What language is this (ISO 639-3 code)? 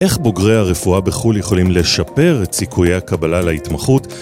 heb